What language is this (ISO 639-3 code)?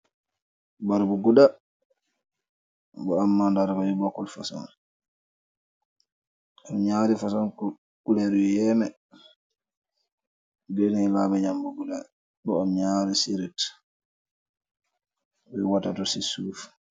wol